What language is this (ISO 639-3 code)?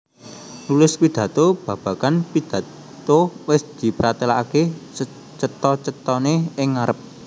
jav